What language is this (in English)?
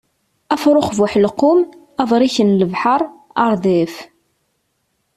Kabyle